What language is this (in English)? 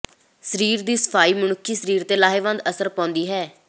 Punjabi